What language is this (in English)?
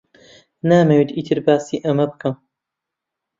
Central Kurdish